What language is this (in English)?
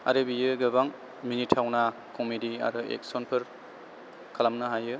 Bodo